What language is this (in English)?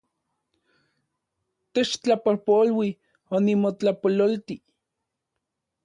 Central Puebla Nahuatl